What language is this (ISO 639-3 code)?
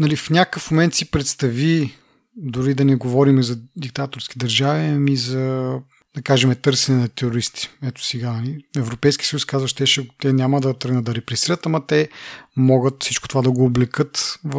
bul